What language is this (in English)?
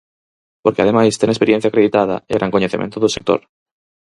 Galician